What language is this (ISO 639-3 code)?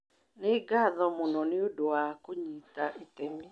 kik